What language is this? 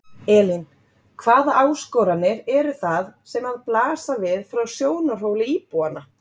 Icelandic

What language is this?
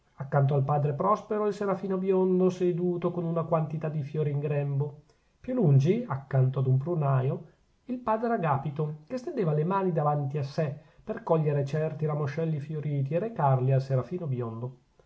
Italian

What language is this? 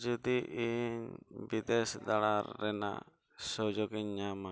Santali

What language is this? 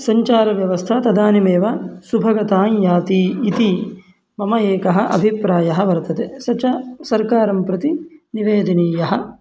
Sanskrit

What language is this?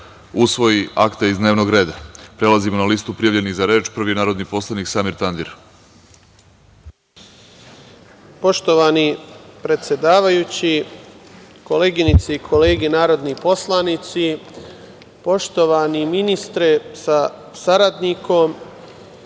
Serbian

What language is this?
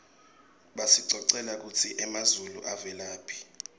Swati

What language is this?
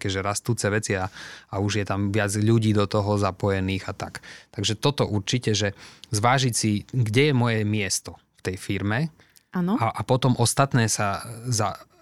Slovak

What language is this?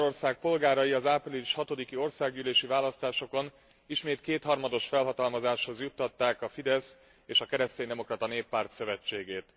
Hungarian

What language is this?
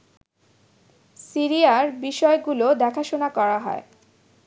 Bangla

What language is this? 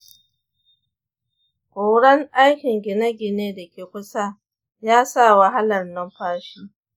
Hausa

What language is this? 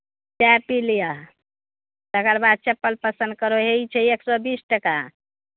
Maithili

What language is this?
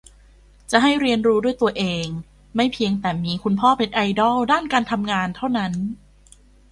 Thai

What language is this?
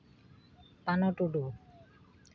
Santali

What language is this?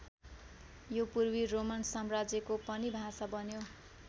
Nepali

